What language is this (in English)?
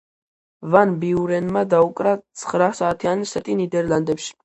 Georgian